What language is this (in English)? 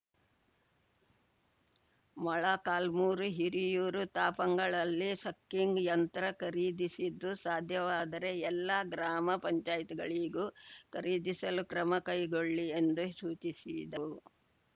Kannada